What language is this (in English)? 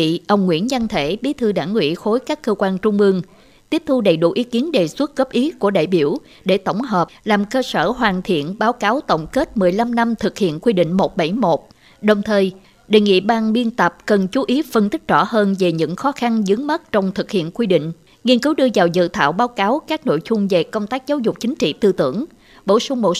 Vietnamese